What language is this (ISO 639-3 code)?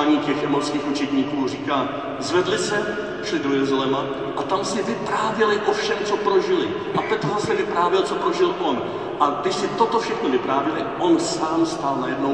ces